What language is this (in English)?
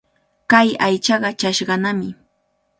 Cajatambo North Lima Quechua